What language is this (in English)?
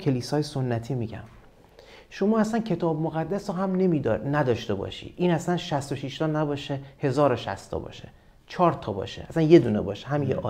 Persian